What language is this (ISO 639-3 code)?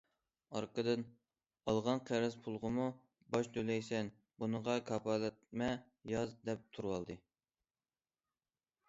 uig